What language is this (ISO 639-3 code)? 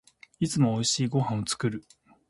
jpn